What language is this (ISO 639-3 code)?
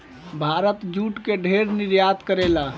bho